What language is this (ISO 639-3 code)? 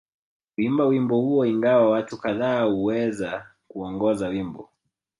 swa